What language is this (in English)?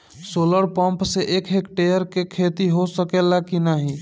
Bhojpuri